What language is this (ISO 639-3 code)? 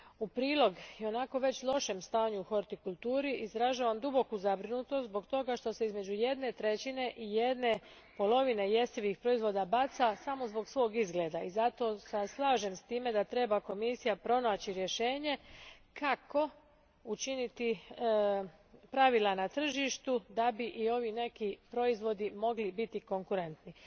hrv